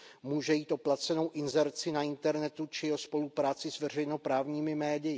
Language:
Czech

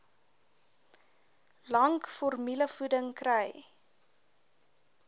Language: Afrikaans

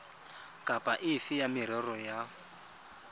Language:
Tswana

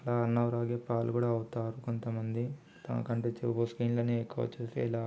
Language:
Telugu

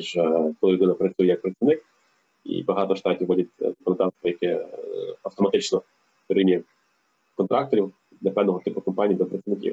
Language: Ukrainian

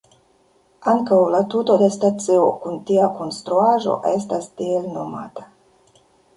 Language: Esperanto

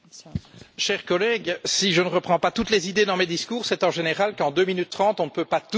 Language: French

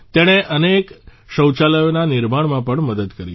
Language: Gujarati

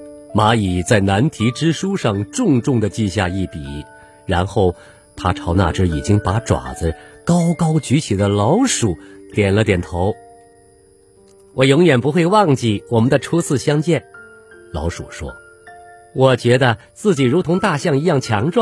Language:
Chinese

